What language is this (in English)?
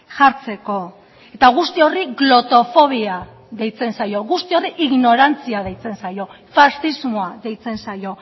Basque